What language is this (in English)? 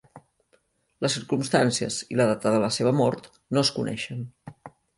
Catalan